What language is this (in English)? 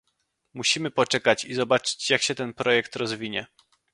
Polish